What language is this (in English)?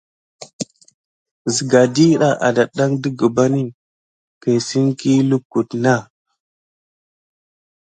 Gidar